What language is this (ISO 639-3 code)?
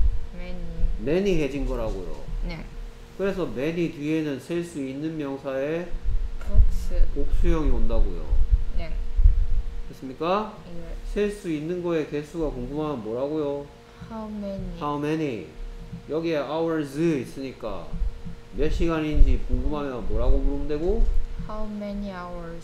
kor